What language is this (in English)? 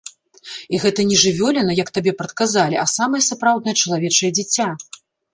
Belarusian